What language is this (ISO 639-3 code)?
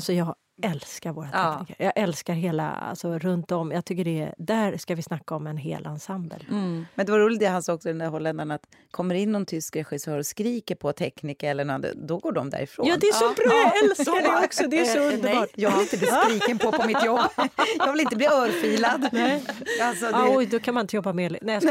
swe